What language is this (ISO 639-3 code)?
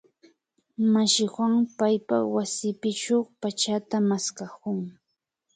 qvi